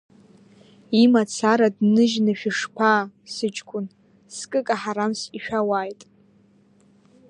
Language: Abkhazian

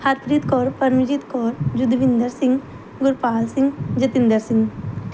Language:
Punjabi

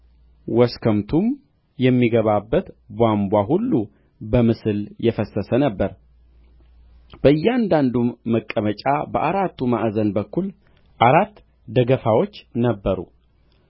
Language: Amharic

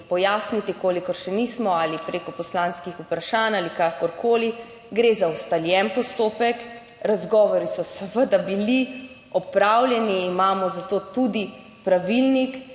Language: Slovenian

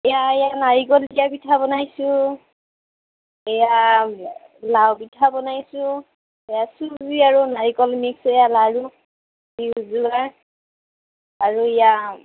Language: Assamese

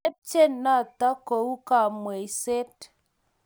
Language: Kalenjin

